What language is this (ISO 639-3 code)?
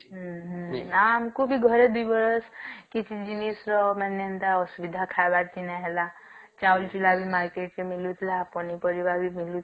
ori